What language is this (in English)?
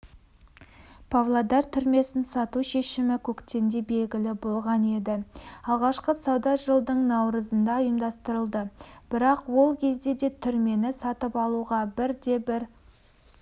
Kazakh